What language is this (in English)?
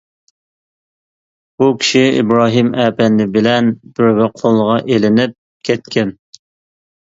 Uyghur